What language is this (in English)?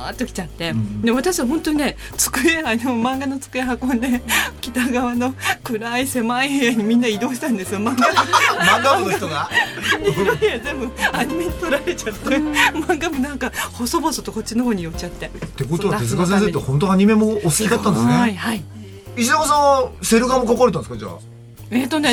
Japanese